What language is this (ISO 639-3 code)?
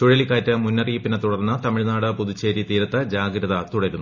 mal